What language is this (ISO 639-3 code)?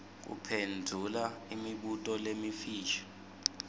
ssw